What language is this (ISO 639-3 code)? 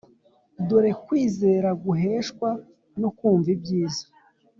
kin